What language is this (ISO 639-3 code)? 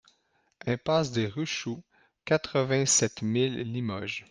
fra